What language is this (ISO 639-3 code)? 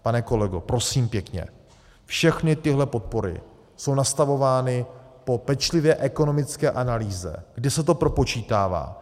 ces